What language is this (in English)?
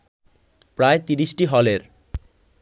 Bangla